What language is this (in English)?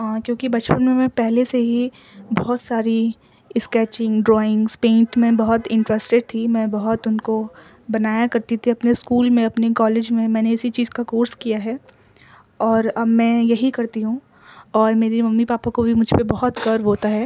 Urdu